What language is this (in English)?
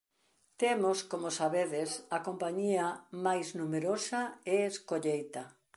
Galician